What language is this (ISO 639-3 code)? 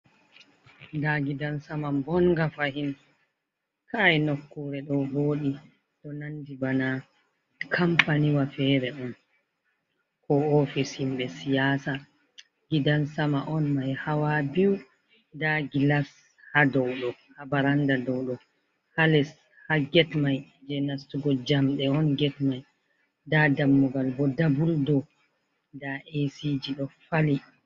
ful